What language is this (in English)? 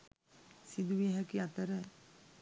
Sinhala